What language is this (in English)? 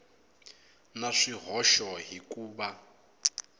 Tsonga